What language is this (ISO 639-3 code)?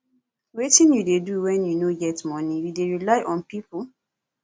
pcm